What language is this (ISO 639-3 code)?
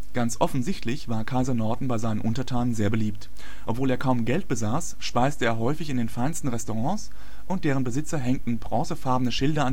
deu